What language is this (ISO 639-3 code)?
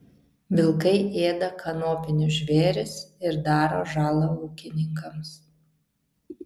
lit